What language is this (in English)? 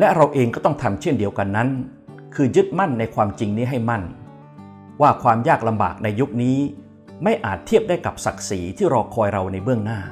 Thai